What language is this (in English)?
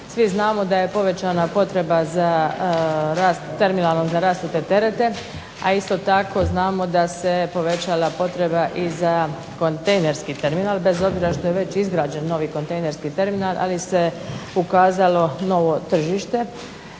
Croatian